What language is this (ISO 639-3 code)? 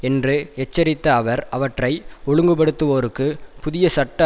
tam